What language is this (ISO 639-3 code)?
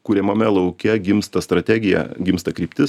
lit